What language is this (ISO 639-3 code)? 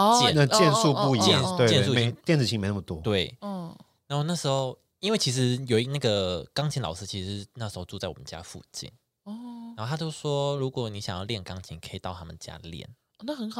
zho